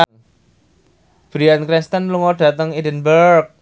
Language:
Javanese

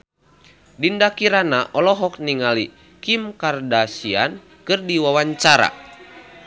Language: Sundanese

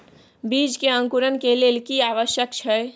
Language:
Maithili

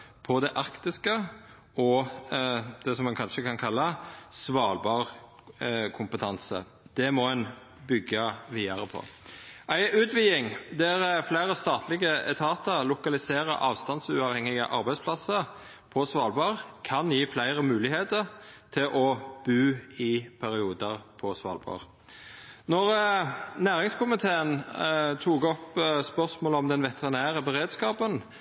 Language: Norwegian Nynorsk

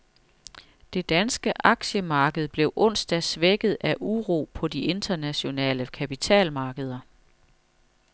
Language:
Danish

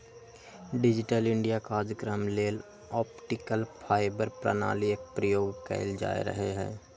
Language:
Magahi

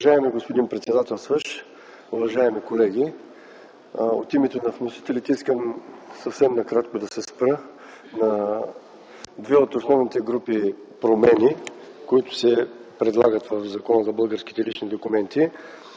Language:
Bulgarian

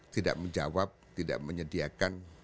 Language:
Indonesian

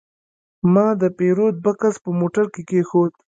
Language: Pashto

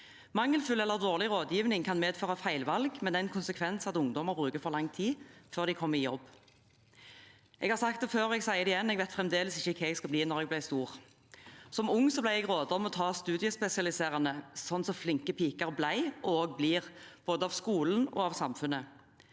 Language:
Norwegian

